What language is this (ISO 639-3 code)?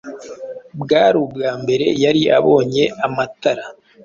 kin